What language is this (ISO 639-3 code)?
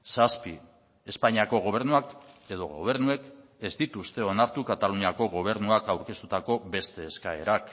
eus